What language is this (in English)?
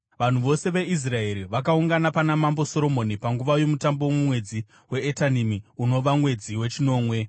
Shona